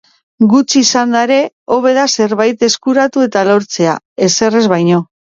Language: Basque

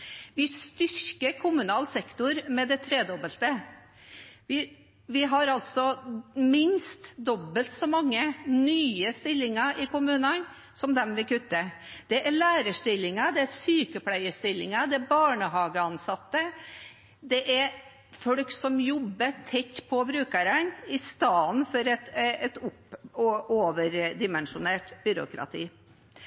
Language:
Norwegian Bokmål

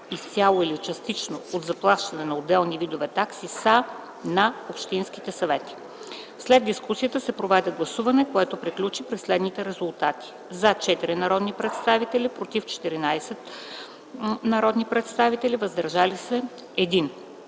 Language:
Bulgarian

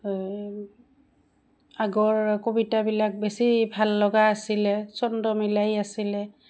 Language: Assamese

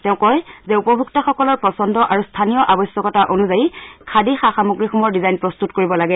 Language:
Assamese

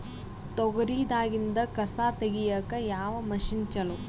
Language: Kannada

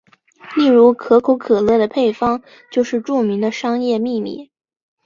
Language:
Chinese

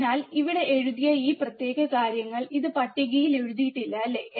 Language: Malayalam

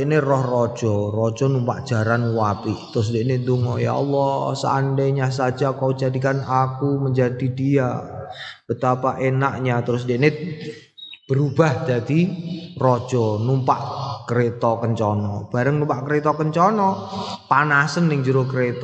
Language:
Indonesian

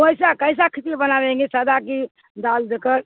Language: Urdu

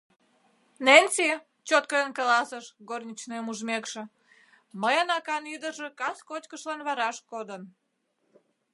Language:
Mari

